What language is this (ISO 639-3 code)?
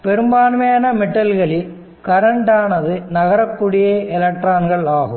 tam